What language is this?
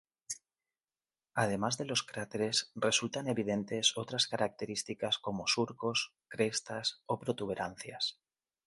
Spanish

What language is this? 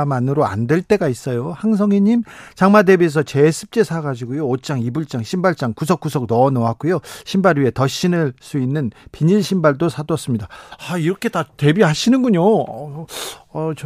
Korean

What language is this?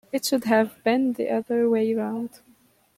English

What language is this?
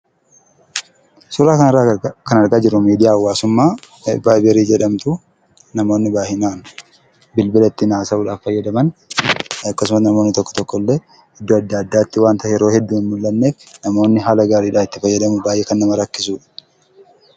Oromo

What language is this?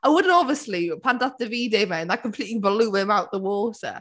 Welsh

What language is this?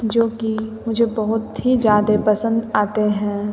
Hindi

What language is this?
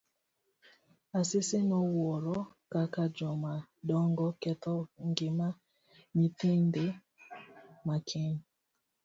Luo (Kenya and Tanzania)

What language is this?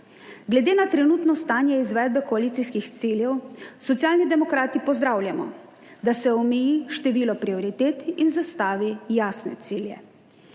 Slovenian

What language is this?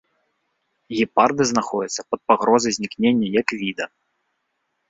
Belarusian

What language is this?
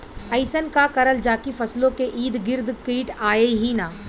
Bhojpuri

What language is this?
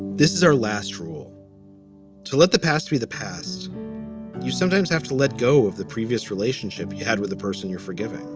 English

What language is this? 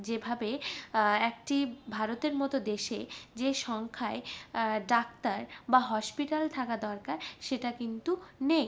Bangla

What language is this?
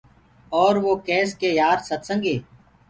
Gurgula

